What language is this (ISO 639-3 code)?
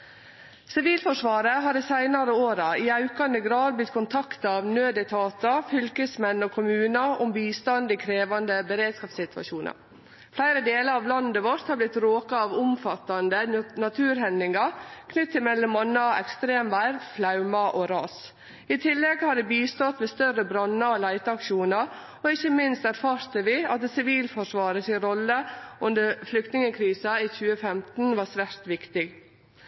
nno